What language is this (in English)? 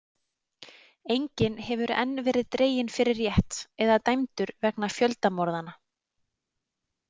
Icelandic